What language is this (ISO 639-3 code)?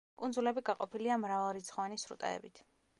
kat